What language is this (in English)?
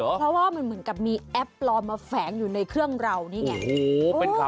Thai